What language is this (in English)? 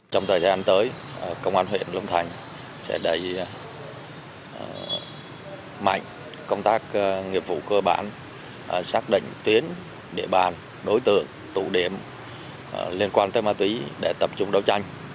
Vietnamese